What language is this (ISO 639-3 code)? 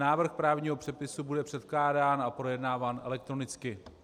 ces